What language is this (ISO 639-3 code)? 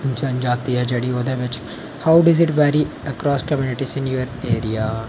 doi